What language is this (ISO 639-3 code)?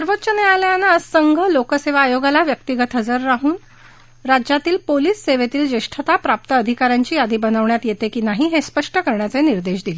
mar